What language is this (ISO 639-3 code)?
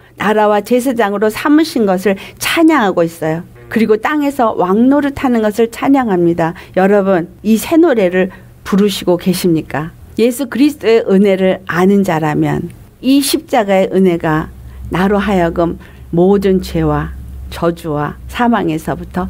kor